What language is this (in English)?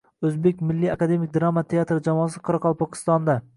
Uzbek